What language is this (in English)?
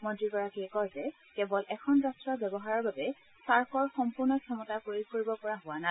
Assamese